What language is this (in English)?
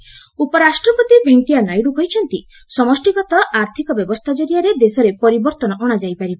Odia